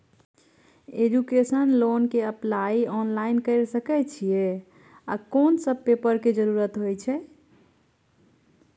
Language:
Maithili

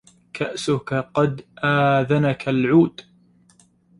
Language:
Arabic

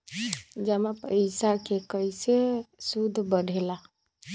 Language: Magahi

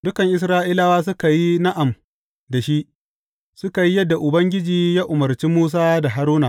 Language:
Hausa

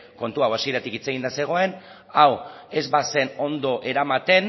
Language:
Basque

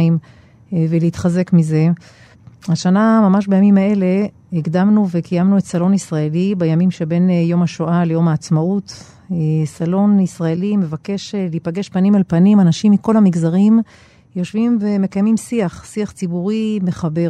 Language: Hebrew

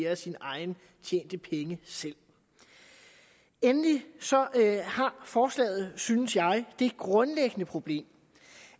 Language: Danish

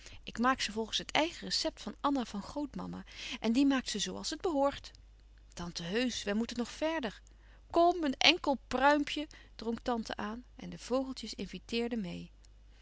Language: Dutch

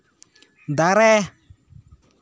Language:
Santali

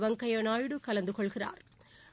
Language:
Tamil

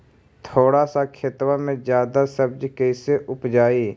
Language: Magahi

